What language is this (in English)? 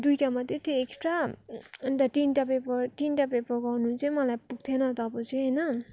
Nepali